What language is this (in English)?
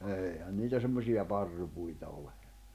Finnish